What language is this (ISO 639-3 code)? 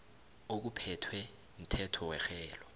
nbl